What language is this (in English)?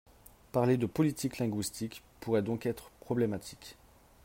French